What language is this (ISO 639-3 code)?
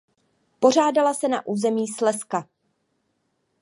ces